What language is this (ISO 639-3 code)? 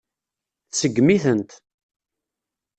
kab